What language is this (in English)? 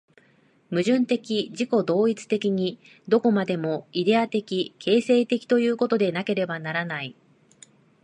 Japanese